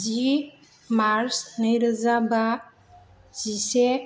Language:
Bodo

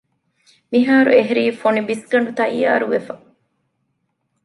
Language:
Divehi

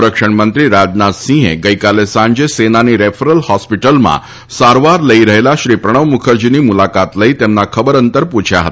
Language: Gujarati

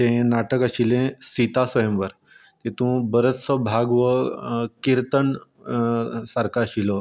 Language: Konkani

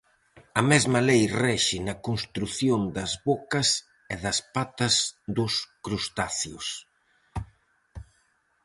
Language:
Galician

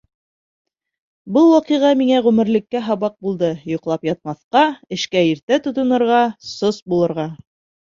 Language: Bashkir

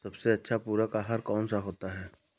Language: Hindi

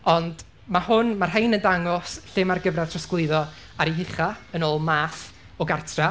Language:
Welsh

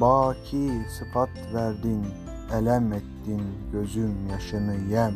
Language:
Turkish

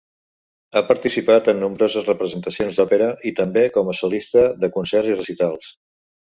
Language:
Catalan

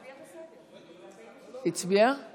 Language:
Hebrew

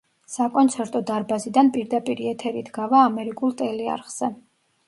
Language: Georgian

